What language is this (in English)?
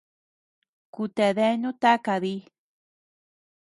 Tepeuxila Cuicatec